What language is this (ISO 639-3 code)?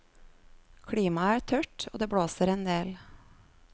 nor